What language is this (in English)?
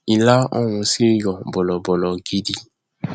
Yoruba